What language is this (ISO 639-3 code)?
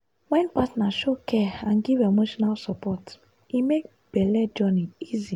pcm